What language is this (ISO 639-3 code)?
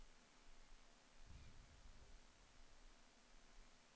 nor